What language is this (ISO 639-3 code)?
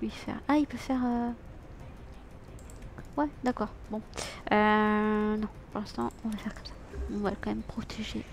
fra